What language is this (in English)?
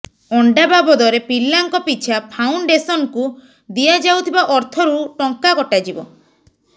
Odia